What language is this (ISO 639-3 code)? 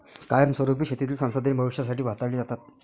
mar